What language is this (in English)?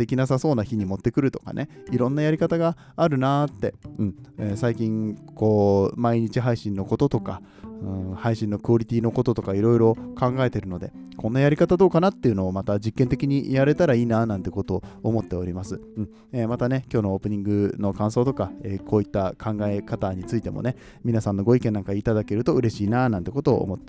Japanese